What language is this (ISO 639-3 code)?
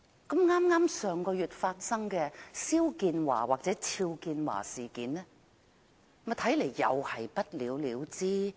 yue